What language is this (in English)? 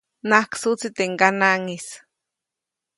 Copainalá Zoque